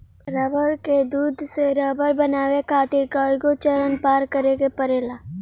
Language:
Bhojpuri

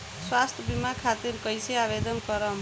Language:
Bhojpuri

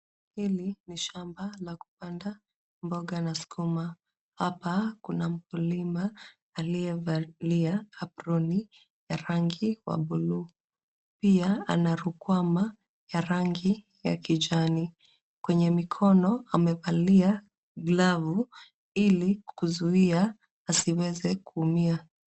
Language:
Swahili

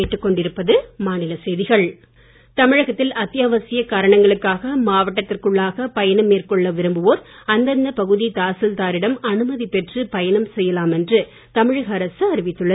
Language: Tamil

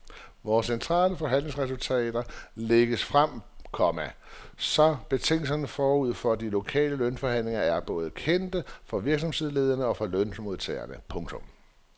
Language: Danish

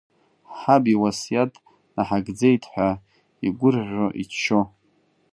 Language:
Abkhazian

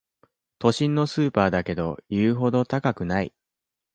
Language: Japanese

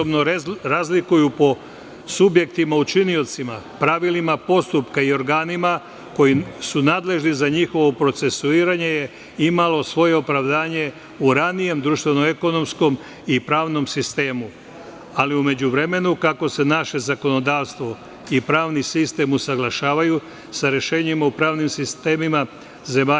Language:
Serbian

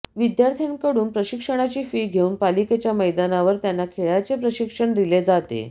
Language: Marathi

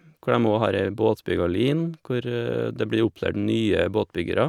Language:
Norwegian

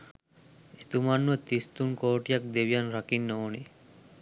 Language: Sinhala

